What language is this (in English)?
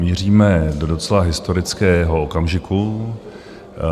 Czech